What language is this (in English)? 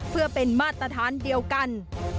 Thai